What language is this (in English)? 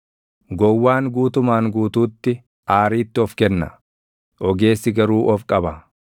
Oromo